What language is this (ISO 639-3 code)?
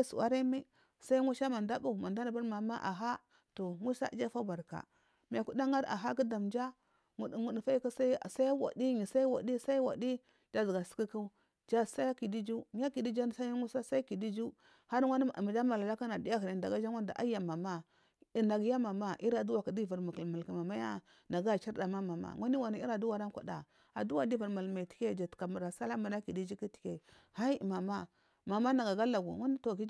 mfm